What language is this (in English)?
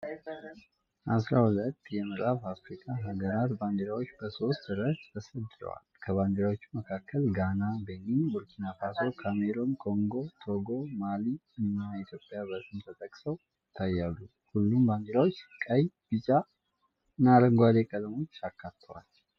Amharic